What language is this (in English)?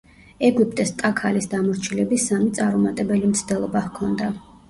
Georgian